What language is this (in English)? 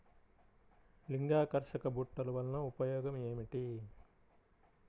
Telugu